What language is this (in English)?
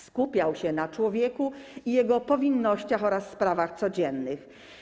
Polish